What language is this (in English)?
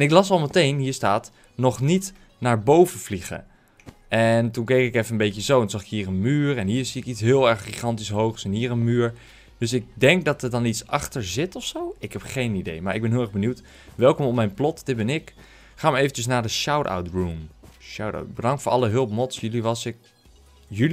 Dutch